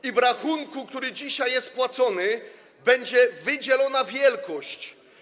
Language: Polish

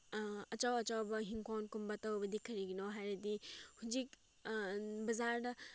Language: Manipuri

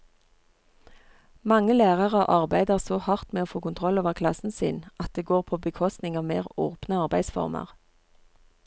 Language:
Norwegian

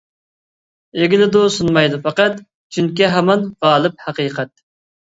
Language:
Uyghur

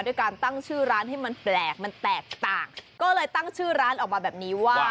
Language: Thai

